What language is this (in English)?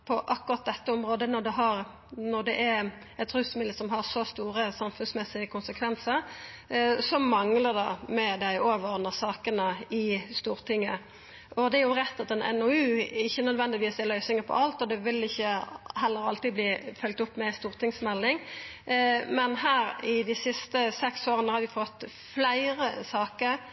Norwegian Nynorsk